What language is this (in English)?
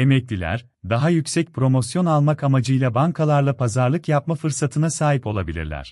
Turkish